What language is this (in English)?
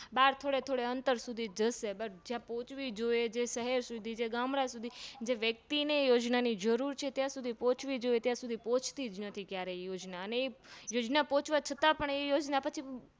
Gujarati